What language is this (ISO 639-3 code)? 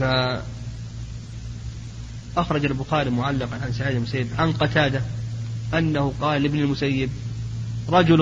ara